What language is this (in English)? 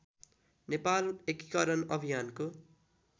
Nepali